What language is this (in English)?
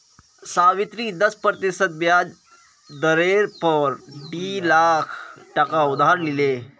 Magahi